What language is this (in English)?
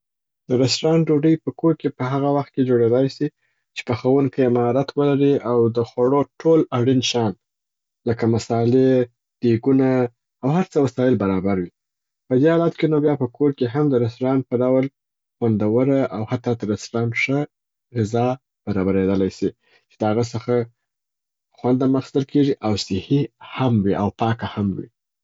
Southern Pashto